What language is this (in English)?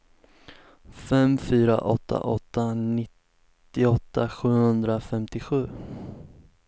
Swedish